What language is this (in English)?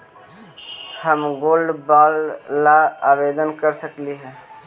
Magahi